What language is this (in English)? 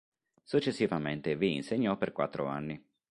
Italian